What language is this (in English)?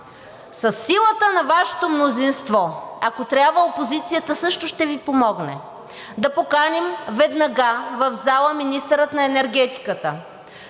Bulgarian